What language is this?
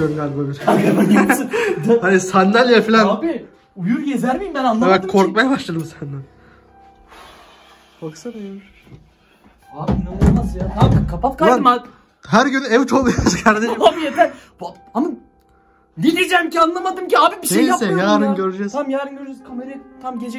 Turkish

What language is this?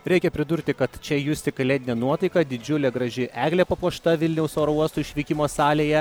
Lithuanian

